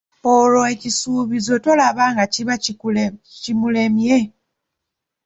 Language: Ganda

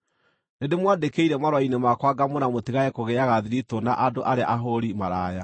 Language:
Kikuyu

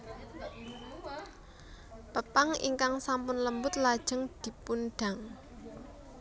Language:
Javanese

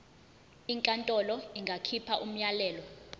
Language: Zulu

